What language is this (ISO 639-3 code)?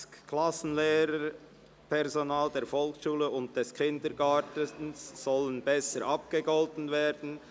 gsw